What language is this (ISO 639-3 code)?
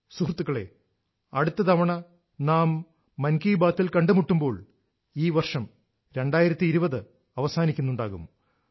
mal